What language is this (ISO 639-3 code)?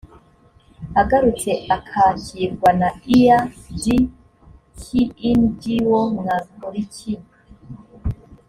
kin